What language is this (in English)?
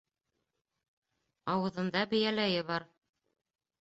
Bashkir